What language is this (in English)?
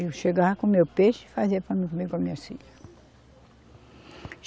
Portuguese